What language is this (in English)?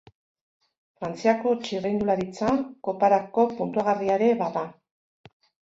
Basque